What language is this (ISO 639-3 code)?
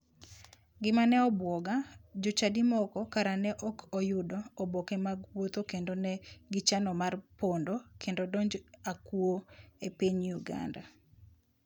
luo